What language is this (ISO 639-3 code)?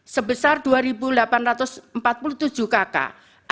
ind